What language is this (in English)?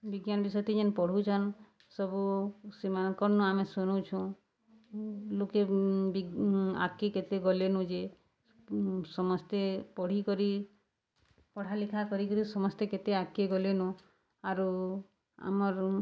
Odia